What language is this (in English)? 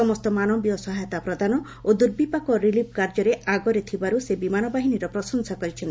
Odia